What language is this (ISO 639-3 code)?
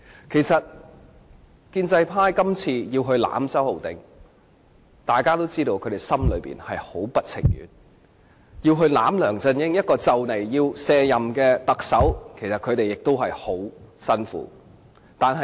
yue